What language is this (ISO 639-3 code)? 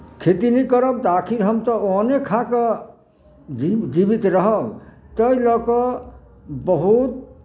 mai